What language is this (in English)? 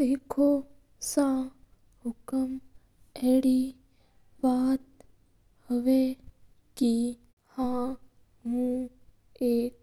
Mewari